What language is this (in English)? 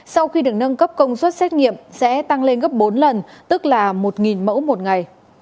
Vietnamese